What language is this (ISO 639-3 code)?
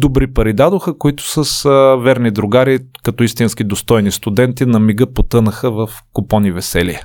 bul